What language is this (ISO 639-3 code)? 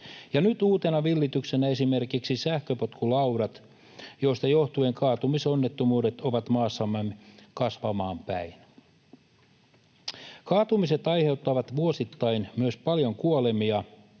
fin